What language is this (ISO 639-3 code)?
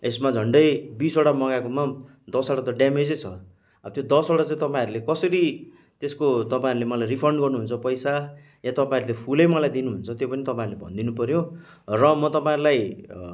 nep